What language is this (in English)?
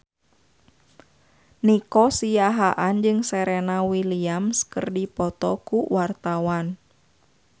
Sundanese